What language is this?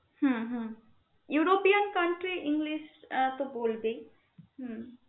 Bangla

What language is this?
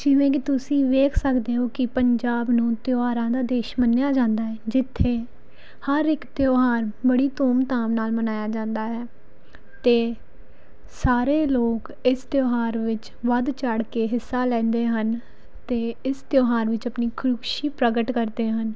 Punjabi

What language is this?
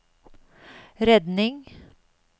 Norwegian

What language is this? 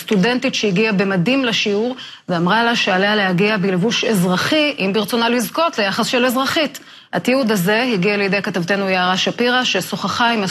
Hebrew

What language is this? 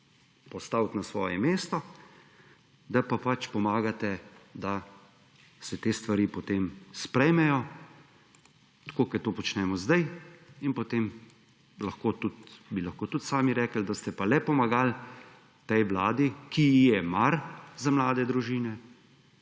Slovenian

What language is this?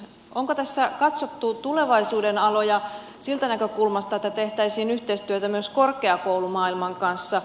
Finnish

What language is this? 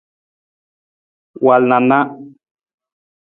Nawdm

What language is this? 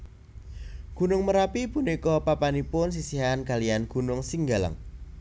Javanese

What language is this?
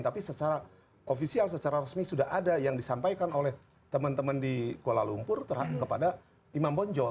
Indonesian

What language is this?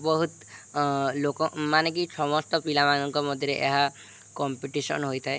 Odia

